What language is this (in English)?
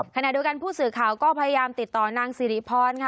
Thai